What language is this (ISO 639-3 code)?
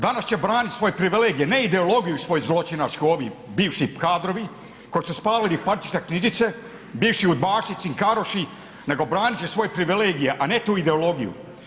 hrv